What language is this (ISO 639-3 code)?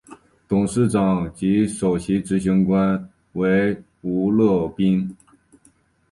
zho